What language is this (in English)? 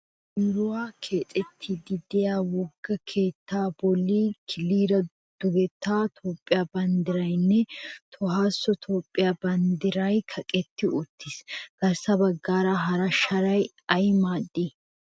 Wolaytta